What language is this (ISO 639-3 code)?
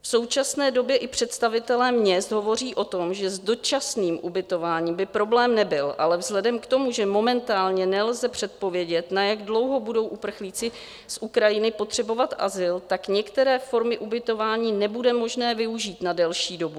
ces